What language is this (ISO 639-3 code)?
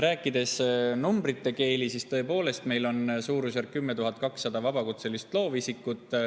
est